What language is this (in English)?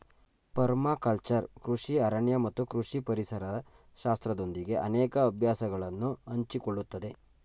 Kannada